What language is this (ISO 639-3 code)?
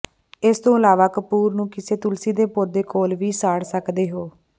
pan